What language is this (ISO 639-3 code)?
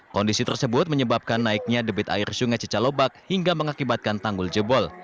ind